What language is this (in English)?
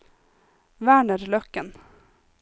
Norwegian